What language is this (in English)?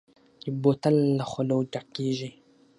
Pashto